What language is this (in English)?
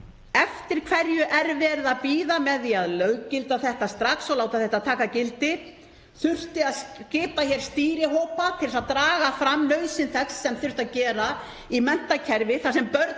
Icelandic